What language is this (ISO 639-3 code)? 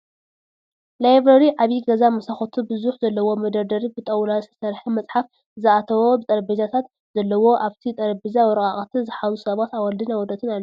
tir